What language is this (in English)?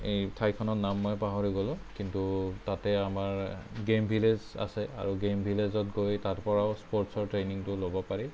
Assamese